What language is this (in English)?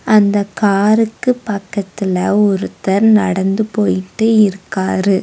Tamil